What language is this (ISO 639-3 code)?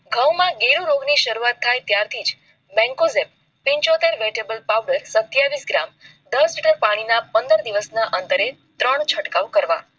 guj